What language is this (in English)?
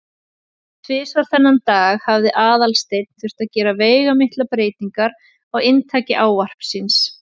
Icelandic